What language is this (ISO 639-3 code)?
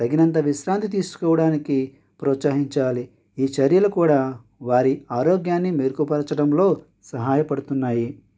tel